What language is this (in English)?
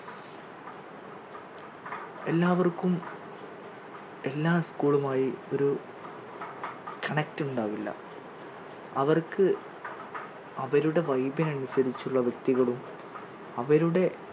Malayalam